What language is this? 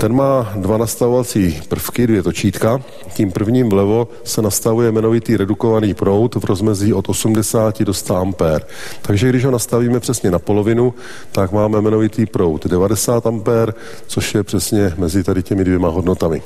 Czech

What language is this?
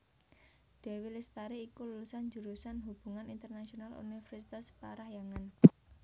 Javanese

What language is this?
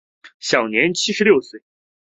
Chinese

